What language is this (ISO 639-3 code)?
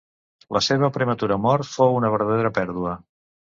cat